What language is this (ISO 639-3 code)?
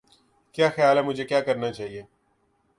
urd